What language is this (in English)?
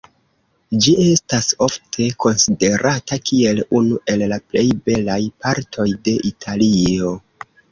Esperanto